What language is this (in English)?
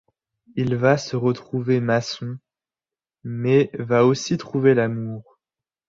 French